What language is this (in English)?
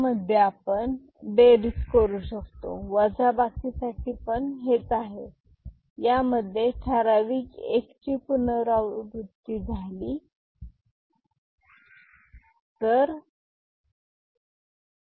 Marathi